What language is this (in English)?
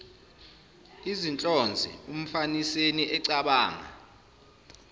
Zulu